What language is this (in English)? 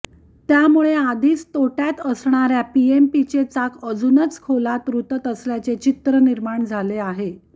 Marathi